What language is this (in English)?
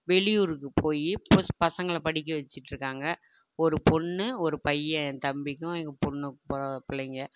Tamil